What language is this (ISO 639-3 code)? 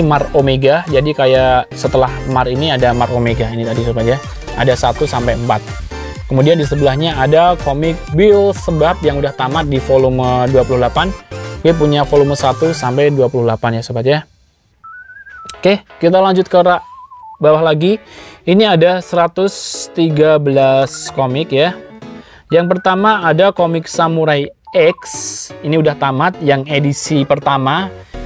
ind